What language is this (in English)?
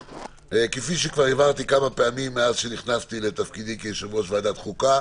Hebrew